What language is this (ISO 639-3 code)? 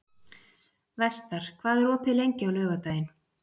isl